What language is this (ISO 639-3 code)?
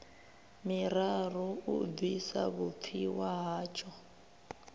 ven